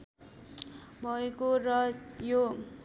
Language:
Nepali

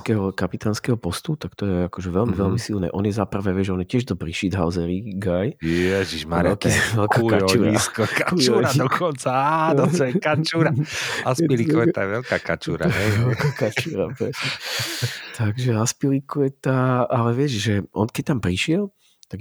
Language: Slovak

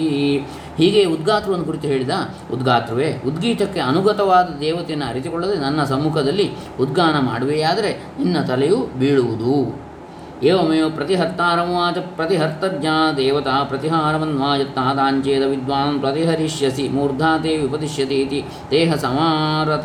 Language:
Kannada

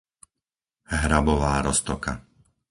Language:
Slovak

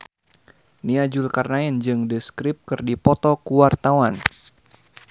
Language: Sundanese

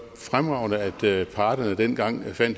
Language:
Danish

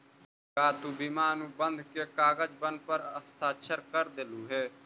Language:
Magahi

